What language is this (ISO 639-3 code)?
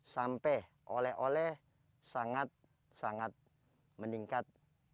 ind